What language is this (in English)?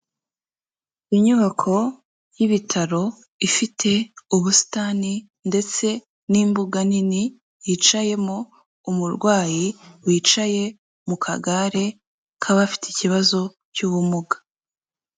Kinyarwanda